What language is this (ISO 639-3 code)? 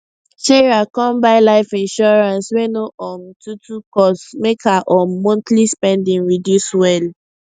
pcm